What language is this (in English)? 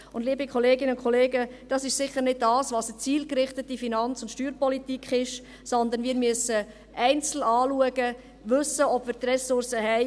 Swiss German